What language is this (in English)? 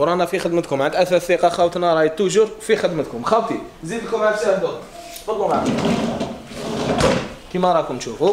Arabic